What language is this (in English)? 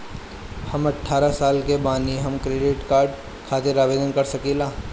Bhojpuri